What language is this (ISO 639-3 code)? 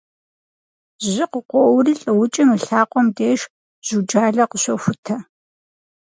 kbd